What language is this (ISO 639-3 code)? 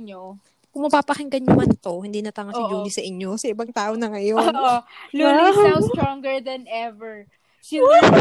fil